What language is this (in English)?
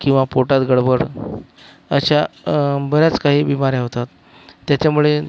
Marathi